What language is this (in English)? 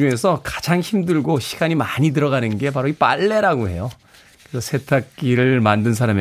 Korean